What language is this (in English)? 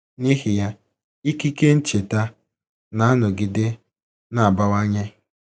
Igbo